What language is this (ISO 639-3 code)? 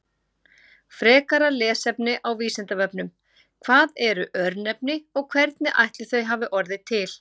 isl